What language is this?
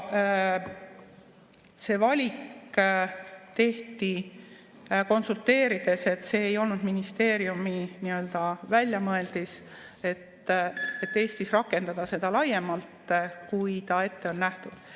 Estonian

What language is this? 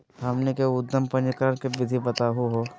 Magahi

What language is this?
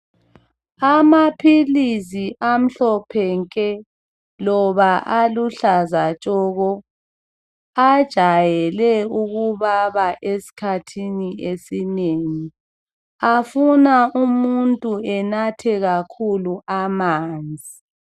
North Ndebele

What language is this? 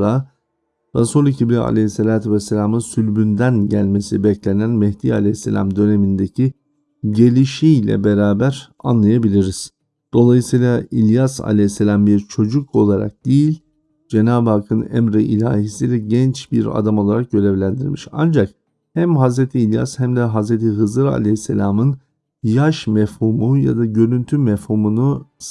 Turkish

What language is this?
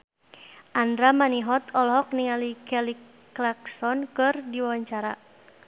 Sundanese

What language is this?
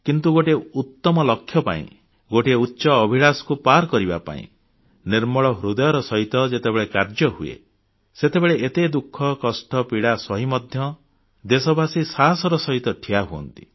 Odia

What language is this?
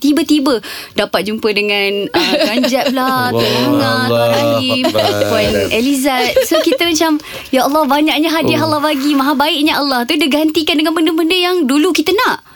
Malay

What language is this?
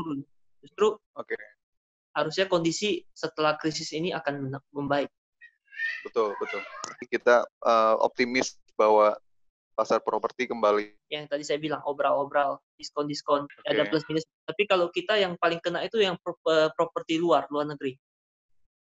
Indonesian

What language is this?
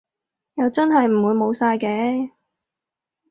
Cantonese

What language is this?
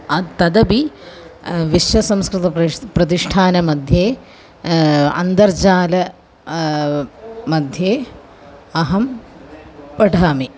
Sanskrit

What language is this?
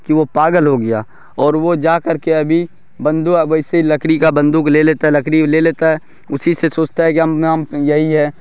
Urdu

